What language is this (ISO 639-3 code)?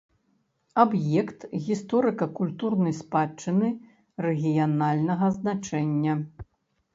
bel